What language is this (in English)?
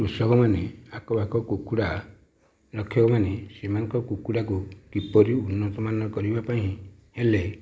Odia